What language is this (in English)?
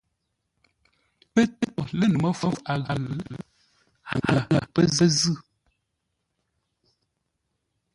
Ngombale